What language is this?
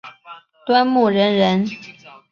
Chinese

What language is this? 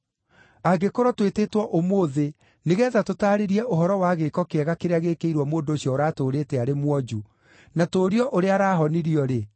Kikuyu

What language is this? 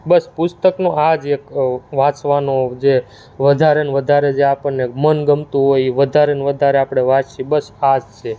Gujarati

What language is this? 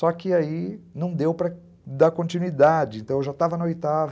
Portuguese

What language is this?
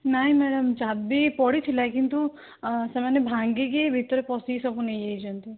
Odia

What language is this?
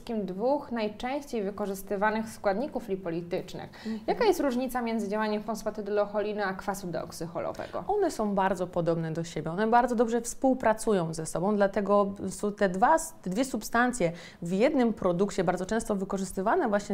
Polish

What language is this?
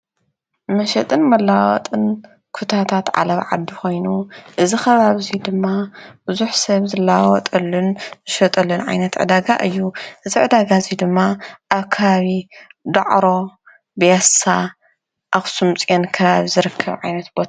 Tigrinya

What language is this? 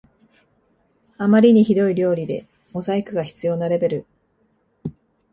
Japanese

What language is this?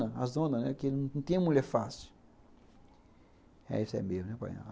Portuguese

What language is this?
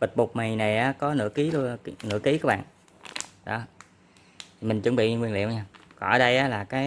Vietnamese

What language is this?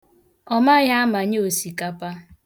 Igbo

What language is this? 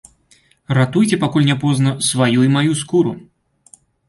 Belarusian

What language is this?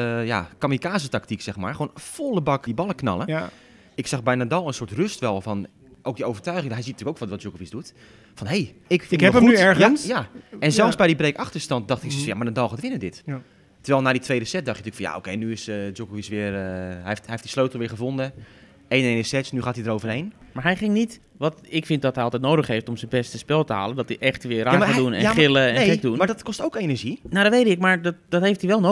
Dutch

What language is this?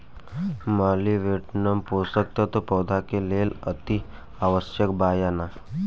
Bhojpuri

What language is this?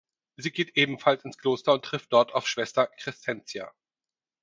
German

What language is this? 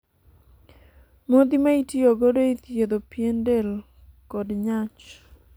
Luo (Kenya and Tanzania)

